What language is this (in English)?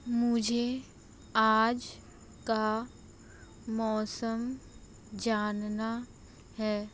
Hindi